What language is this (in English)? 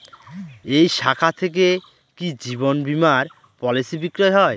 Bangla